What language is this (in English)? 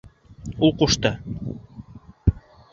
Bashkir